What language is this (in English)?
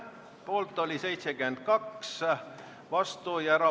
Estonian